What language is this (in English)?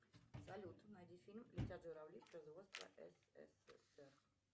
Russian